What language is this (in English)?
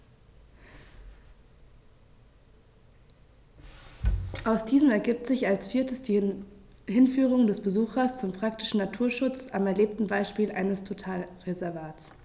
German